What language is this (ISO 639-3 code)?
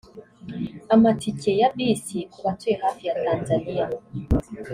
kin